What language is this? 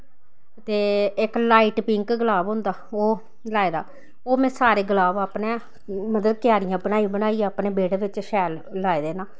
Dogri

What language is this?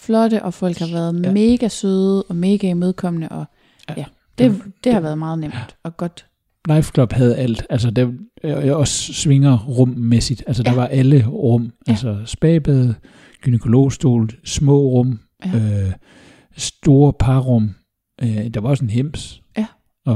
Danish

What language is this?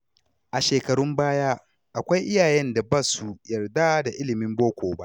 Hausa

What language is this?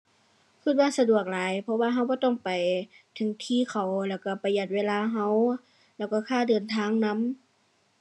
Thai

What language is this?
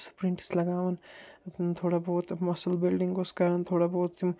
Kashmiri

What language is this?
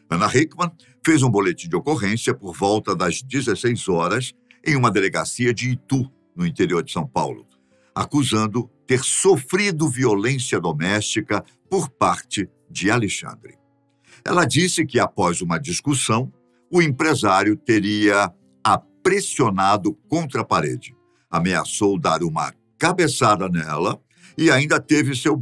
Portuguese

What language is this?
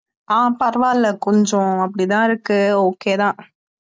Tamil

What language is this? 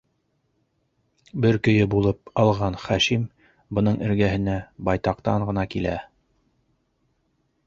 Bashkir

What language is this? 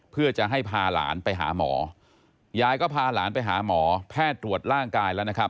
Thai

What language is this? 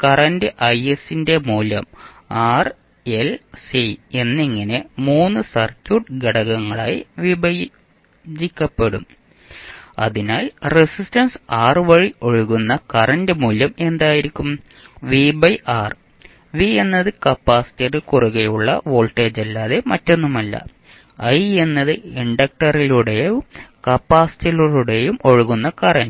Malayalam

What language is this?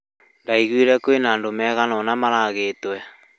Kikuyu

